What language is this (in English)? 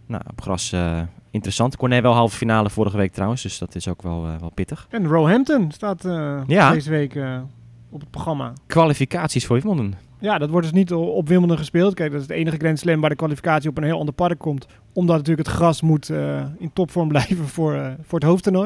Dutch